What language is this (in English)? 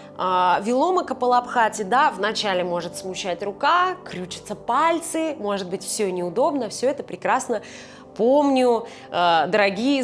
Russian